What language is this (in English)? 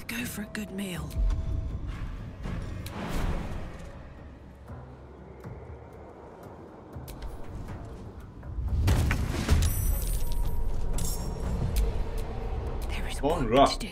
Turkish